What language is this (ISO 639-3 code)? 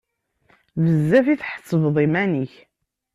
kab